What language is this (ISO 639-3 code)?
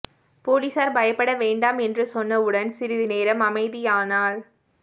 tam